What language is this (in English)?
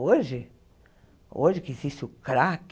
Portuguese